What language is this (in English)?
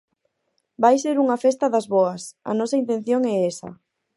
Galician